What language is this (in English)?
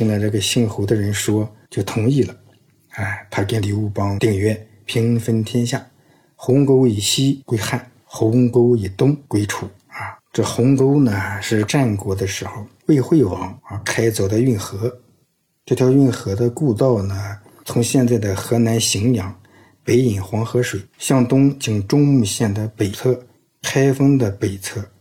Chinese